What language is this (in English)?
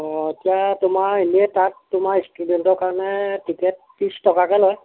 Assamese